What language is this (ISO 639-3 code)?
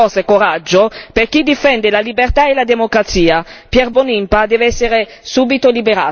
ita